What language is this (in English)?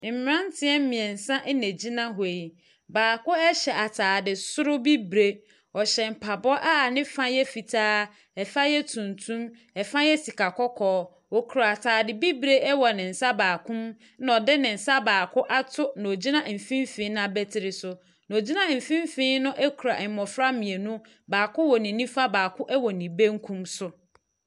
Akan